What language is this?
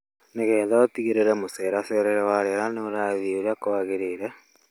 Kikuyu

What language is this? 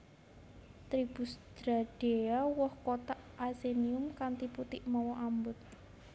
Javanese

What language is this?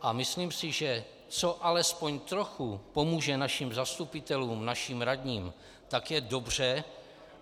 Czech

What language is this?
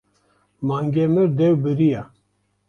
Kurdish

